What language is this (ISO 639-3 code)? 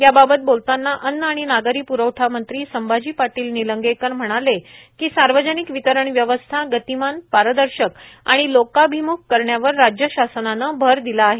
mar